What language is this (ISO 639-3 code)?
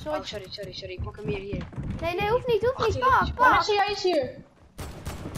nld